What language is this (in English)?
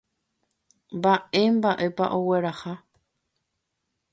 Guarani